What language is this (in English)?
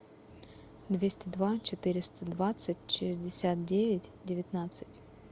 Russian